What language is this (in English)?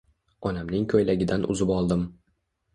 Uzbek